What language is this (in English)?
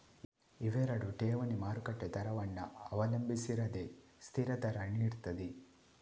Kannada